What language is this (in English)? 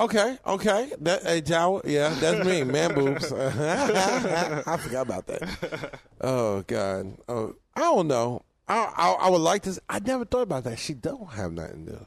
English